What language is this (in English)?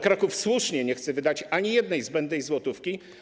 Polish